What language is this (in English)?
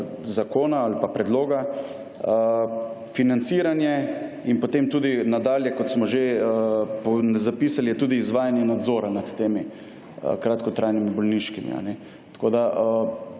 Slovenian